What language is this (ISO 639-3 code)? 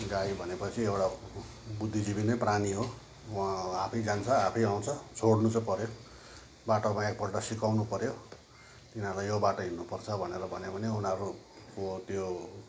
nep